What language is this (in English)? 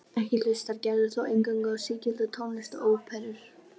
Icelandic